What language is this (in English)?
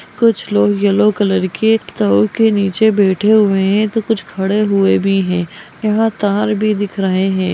Magahi